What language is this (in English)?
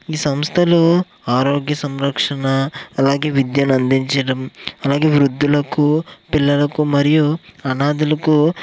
Telugu